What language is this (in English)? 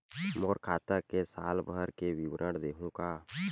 Chhattisgarhi